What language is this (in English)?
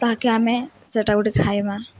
Odia